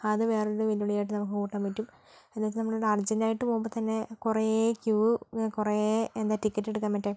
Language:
Malayalam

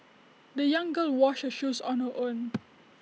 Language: English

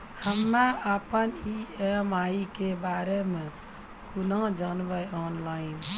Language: Maithili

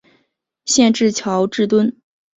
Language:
Chinese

